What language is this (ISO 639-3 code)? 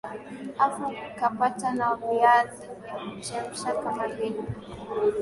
swa